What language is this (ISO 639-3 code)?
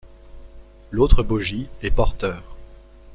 fra